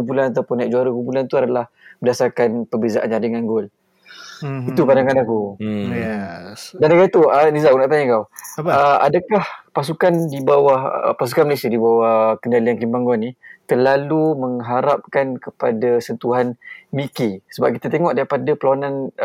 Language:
Malay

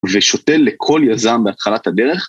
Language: Hebrew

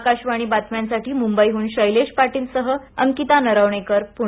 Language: Marathi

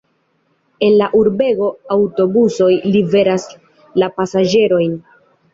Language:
Esperanto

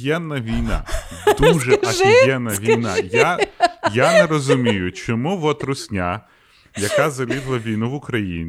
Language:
Ukrainian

